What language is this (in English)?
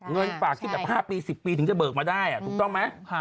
Thai